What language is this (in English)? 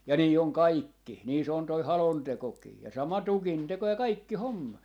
Finnish